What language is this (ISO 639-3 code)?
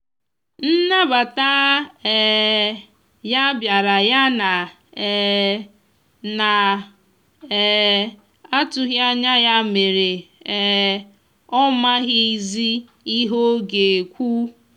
ibo